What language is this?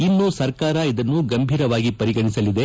Kannada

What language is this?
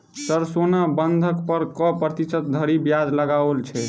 Maithili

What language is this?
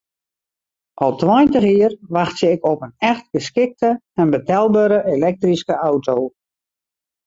Western Frisian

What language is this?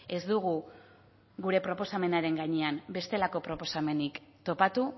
Basque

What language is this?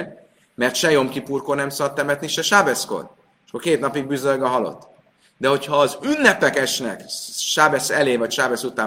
Hungarian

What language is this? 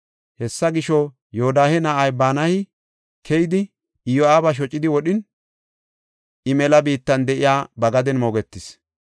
Gofa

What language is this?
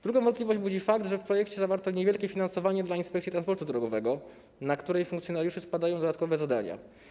Polish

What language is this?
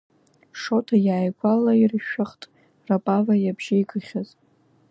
Abkhazian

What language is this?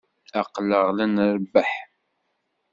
Kabyle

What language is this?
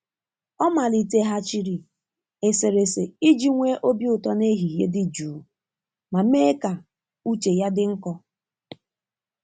Igbo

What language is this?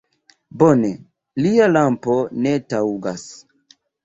Esperanto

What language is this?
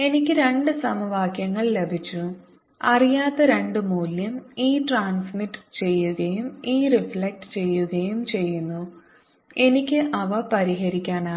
Malayalam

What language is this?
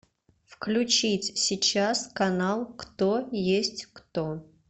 Russian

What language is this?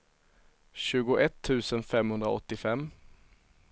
Swedish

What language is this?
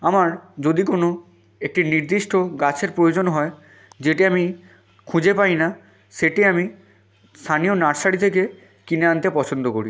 Bangla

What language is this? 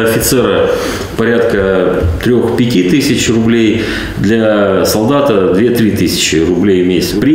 Russian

